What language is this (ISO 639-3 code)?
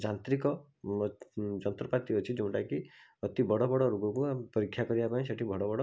ori